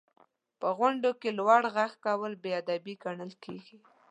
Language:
Pashto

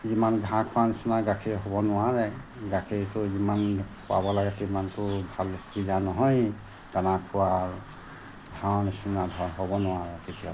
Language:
Assamese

